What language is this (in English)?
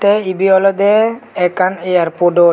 Chakma